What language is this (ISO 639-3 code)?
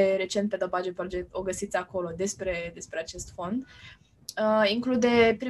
ron